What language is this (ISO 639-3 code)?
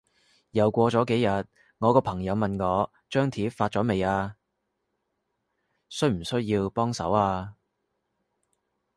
yue